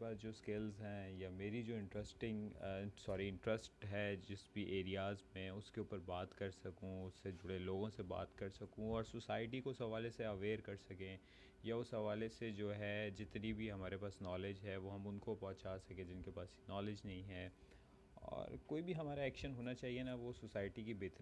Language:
Urdu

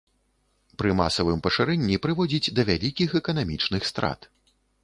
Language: Belarusian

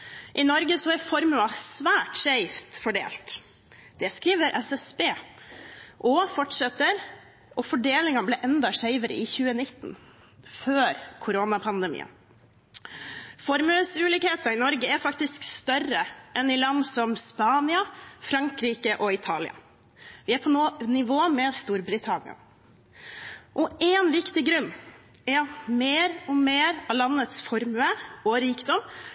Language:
Norwegian Bokmål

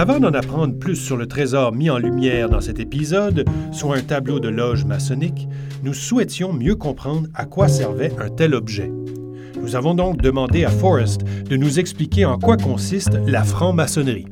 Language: French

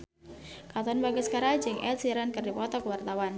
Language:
Sundanese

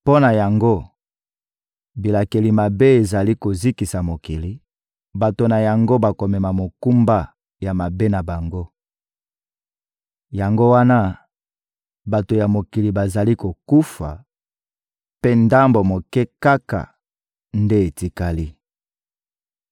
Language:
Lingala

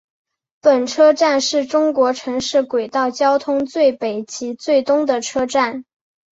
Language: Chinese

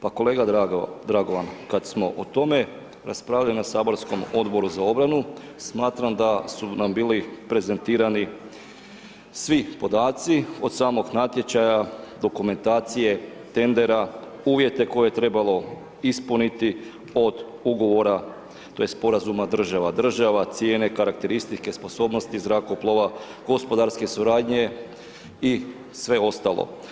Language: Croatian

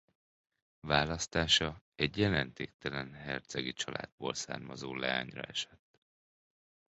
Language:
Hungarian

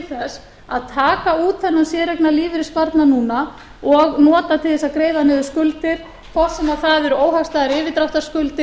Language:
Icelandic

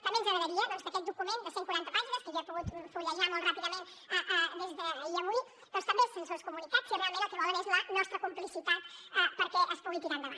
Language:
Catalan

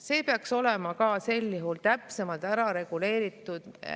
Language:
Estonian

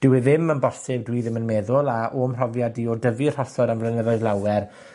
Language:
Welsh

